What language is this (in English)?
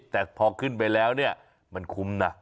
Thai